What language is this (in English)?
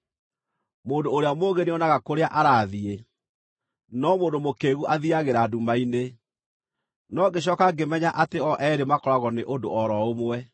Kikuyu